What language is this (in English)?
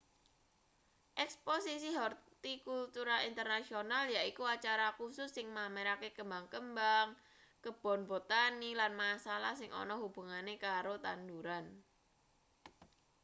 Javanese